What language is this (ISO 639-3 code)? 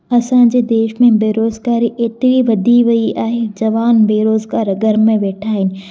snd